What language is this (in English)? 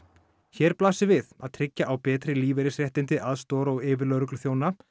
Icelandic